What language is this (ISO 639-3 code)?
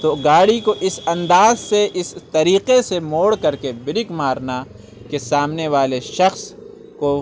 urd